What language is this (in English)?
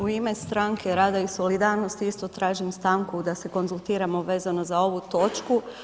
Croatian